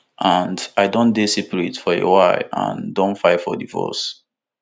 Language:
Nigerian Pidgin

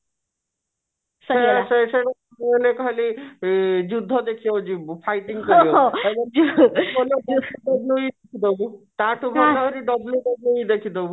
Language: Odia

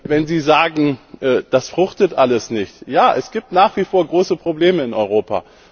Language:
German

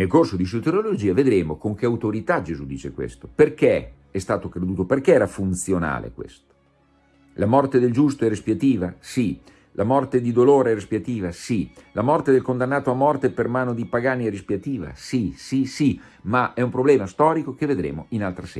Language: Italian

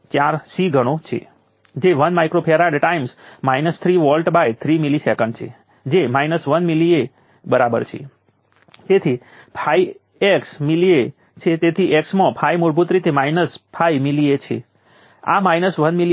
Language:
Gujarati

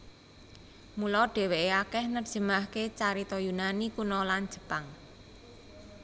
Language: Javanese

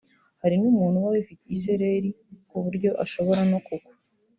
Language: Kinyarwanda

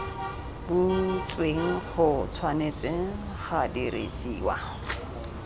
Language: Tswana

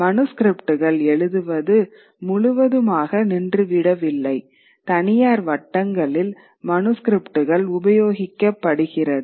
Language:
Tamil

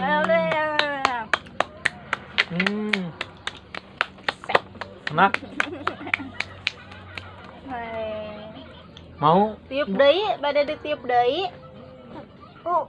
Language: Indonesian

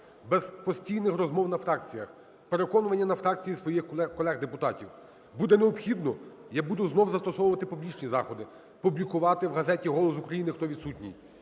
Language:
Ukrainian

